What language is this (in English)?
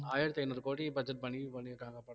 Tamil